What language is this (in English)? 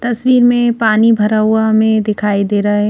Hindi